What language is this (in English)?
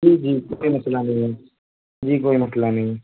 Urdu